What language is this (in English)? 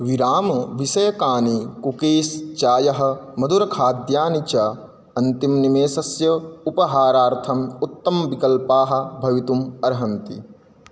Sanskrit